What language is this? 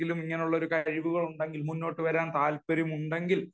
Malayalam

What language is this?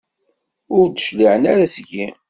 Kabyle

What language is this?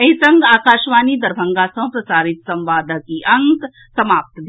Maithili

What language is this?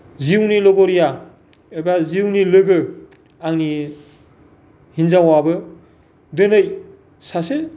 Bodo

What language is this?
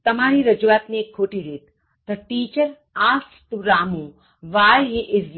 Gujarati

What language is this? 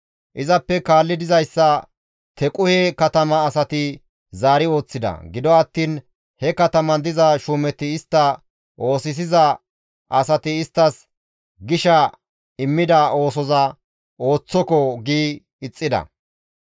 Gamo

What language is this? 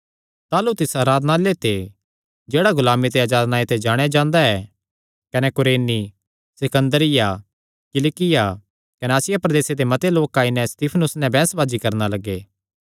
Kangri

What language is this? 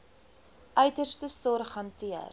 Afrikaans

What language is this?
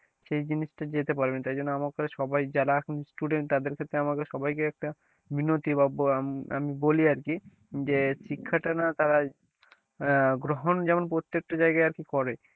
Bangla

